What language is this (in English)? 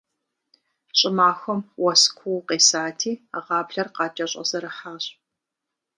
Kabardian